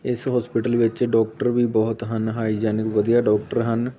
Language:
Punjabi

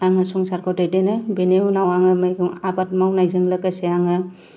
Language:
Bodo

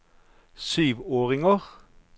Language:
Norwegian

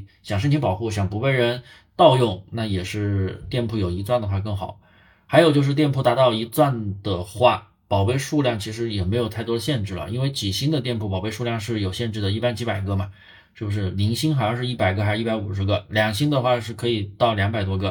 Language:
Chinese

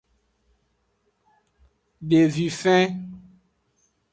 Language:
Aja (Benin)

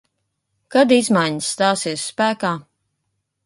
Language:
Latvian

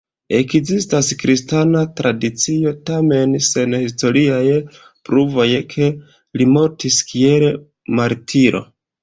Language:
Esperanto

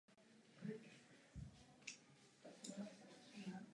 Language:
Czech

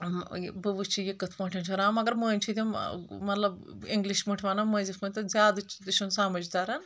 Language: Kashmiri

